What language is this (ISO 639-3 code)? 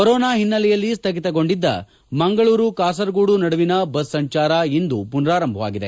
kan